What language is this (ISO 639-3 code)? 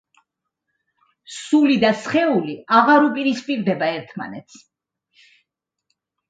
kat